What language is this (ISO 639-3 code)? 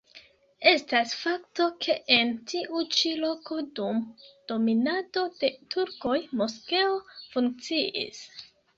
epo